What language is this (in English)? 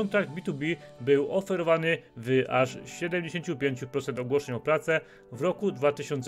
Polish